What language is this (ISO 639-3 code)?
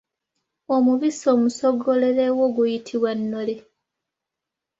lug